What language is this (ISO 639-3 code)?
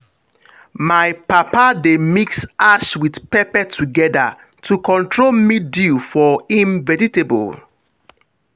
pcm